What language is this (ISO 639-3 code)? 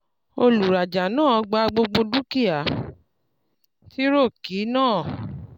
yor